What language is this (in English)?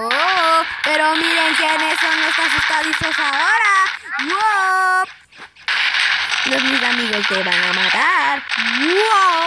Spanish